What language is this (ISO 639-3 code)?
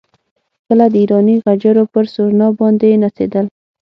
pus